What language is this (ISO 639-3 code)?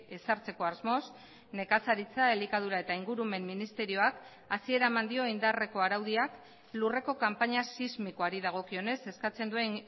eus